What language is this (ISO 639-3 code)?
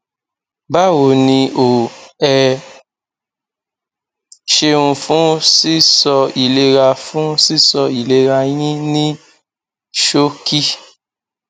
yor